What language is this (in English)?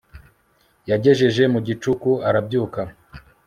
Kinyarwanda